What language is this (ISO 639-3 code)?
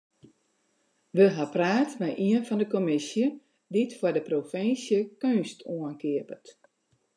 fry